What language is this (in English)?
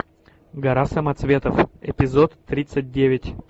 Russian